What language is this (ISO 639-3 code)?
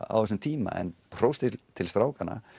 isl